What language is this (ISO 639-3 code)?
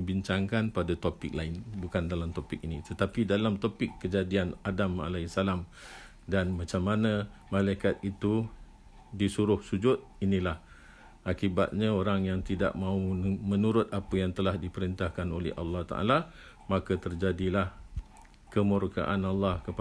msa